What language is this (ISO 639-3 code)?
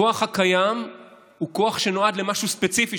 heb